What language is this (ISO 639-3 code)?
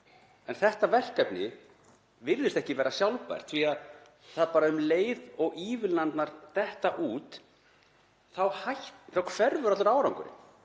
isl